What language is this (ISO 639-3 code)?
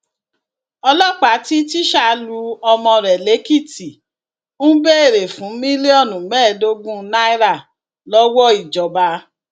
yor